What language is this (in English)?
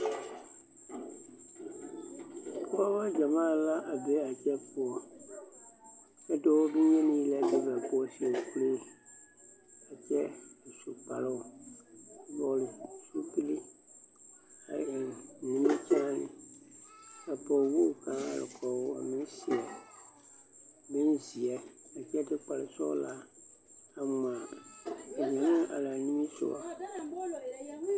Southern Dagaare